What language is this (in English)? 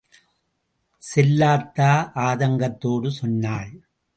Tamil